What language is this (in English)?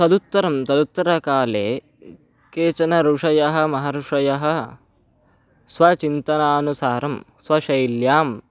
Sanskrit